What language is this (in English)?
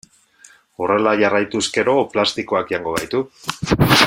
Basque